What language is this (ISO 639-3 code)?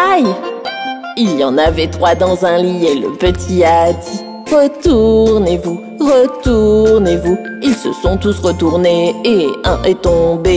fra